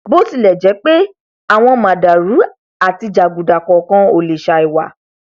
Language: Yoruba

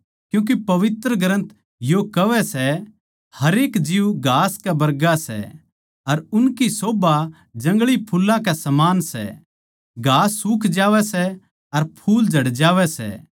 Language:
Haryanvi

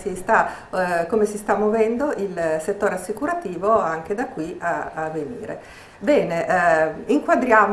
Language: Italian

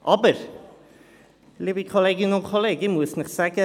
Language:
Swiss German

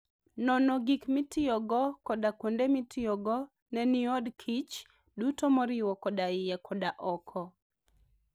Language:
Luo (Kenya and Tanzania)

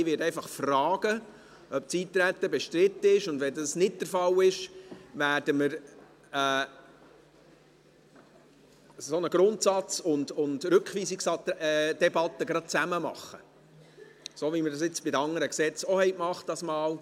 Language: Swiss German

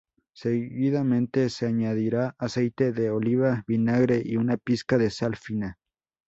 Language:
Spanish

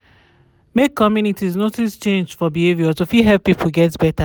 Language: Nigerian Pidgin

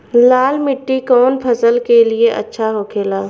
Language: Bhojpuri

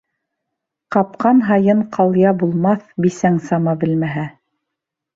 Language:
Bashkir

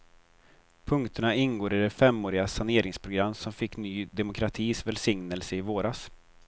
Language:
Swedish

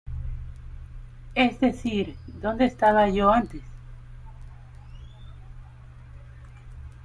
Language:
Spanish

